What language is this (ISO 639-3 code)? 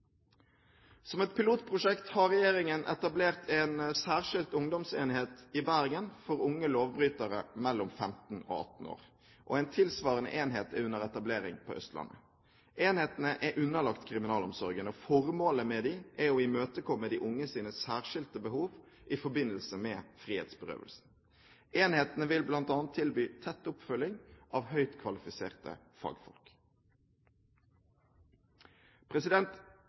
nob